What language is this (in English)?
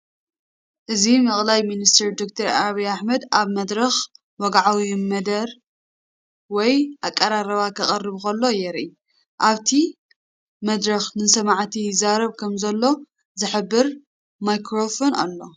Tigrinya